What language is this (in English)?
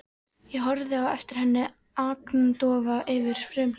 Icelandic